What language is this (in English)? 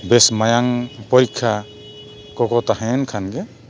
Santali